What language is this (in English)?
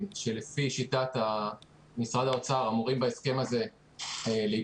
Hebrew